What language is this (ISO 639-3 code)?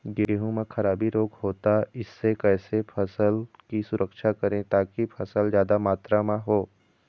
hne